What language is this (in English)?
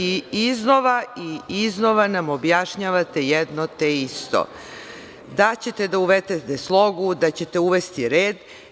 Serbian